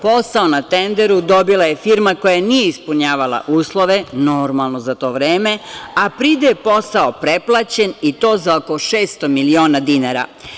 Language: Serbian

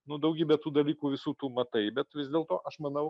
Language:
Lithuanian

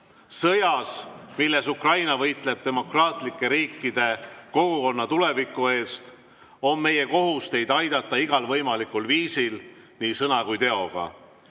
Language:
Estonian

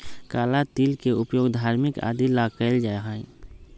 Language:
Magahi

